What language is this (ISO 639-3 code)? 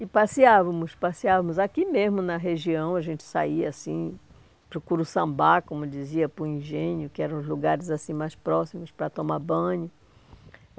por